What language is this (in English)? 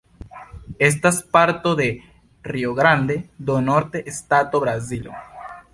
Esperanto